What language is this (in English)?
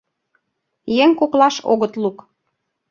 Mari